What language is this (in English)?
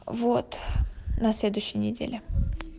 Russian